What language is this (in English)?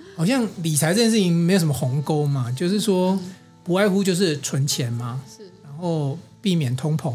Chinese